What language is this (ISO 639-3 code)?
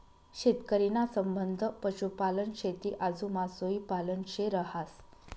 mar